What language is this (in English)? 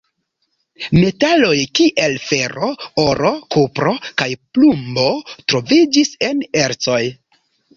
Esperanto